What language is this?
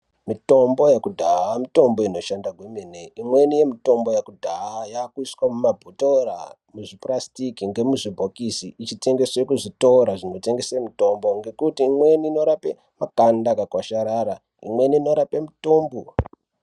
Ndau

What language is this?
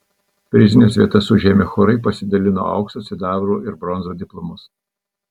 Lithuanian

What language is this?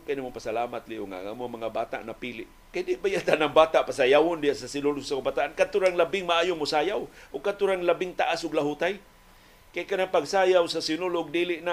Filipino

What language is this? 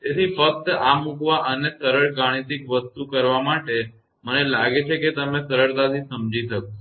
Gujarati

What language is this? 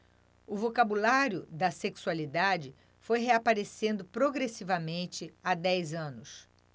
Portuguese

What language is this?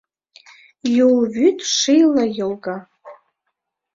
Mari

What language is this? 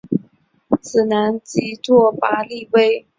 Chinese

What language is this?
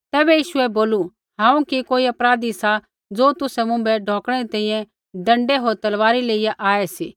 Kullu Pahari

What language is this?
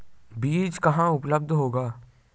Hindi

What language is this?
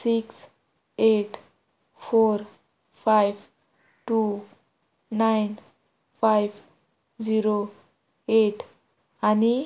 Konkani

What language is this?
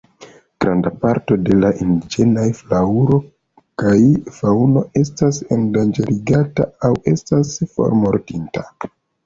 Esperanto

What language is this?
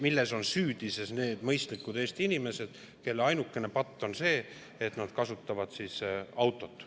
Estonian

